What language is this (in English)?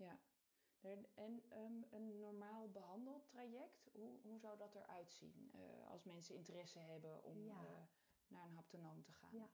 Dutch